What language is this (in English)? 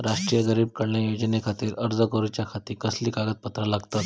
Marathi